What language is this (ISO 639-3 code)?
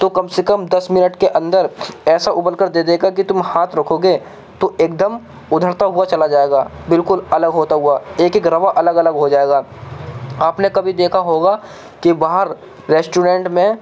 urd